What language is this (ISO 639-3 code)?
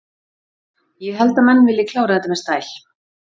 isl